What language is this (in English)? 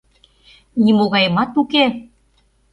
Mari